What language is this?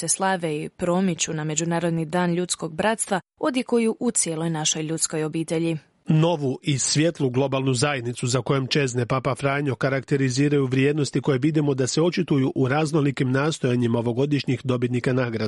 Croatian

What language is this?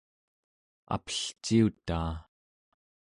Central Yupik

